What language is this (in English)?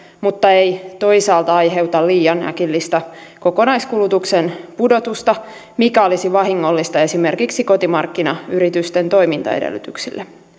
Finnish